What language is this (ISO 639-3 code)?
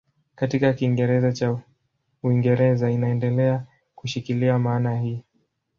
swa